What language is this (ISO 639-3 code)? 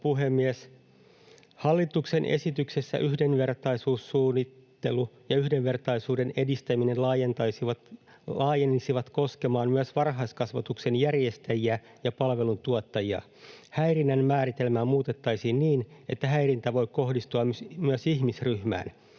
fin